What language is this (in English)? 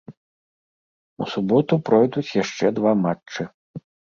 Belarusian